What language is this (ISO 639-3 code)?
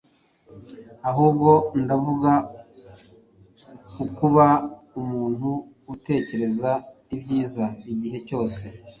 kin